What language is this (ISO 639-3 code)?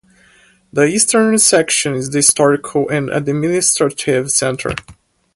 eng